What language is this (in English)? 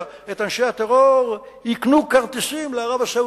Hebrew